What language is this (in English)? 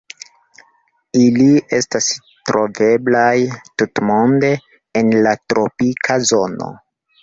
Esperanto